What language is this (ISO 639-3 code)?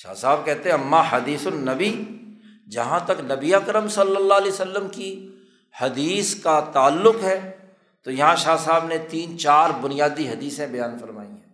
urd